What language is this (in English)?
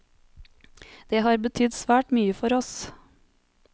Norwegian